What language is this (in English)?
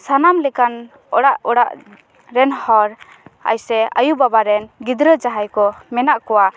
Santali